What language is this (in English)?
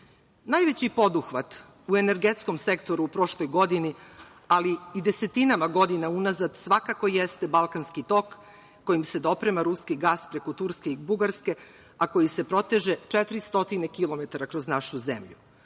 Serbian